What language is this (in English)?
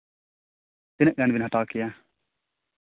Santali